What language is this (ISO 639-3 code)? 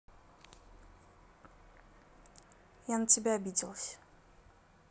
rus